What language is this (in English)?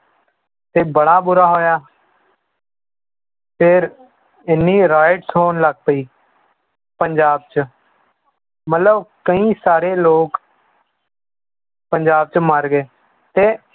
Punjabi